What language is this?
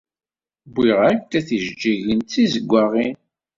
Kabyle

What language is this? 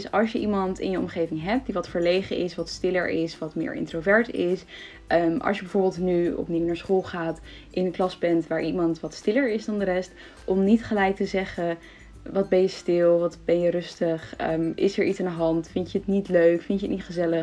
Dutch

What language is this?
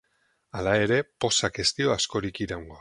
Basque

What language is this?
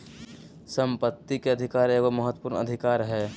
Magahi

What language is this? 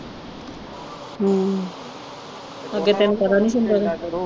Punjabi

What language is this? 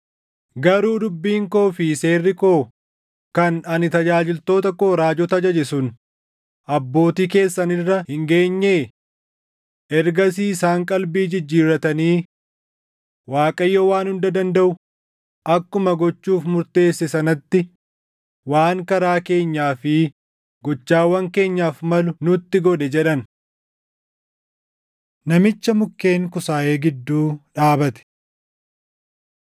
Oromo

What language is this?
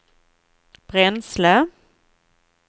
Swedish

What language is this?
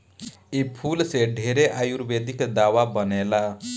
Bhojpuri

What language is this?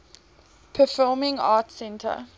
English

